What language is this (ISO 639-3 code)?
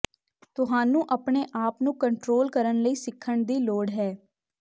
pan